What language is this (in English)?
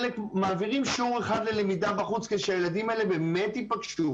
Hebrew